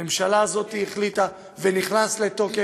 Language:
Hebrew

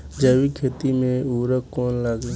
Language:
Bhojpuri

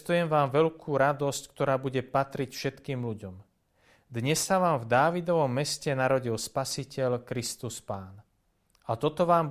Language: Slovak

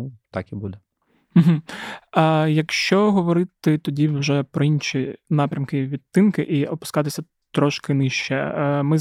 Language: Ukrainian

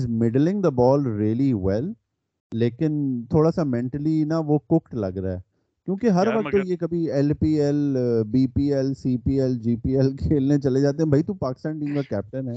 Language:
Urdu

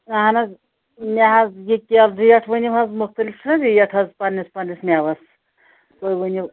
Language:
Kashmiri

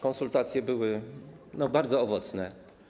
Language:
Polish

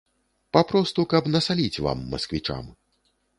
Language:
Belarusian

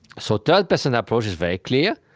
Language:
English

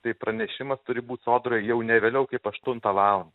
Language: Lithuanian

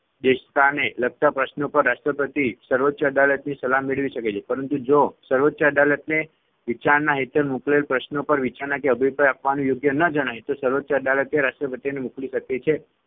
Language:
Gujarati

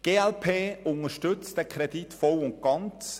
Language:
Swiss German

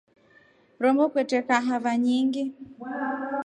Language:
Rombo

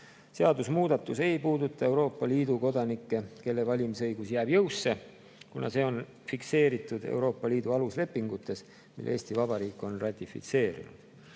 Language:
Estonian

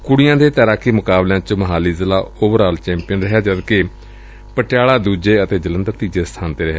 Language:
Punjabi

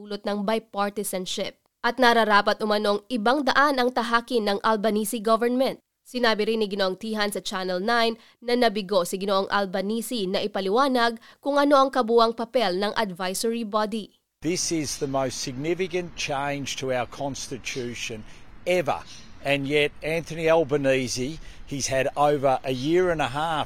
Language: Filipino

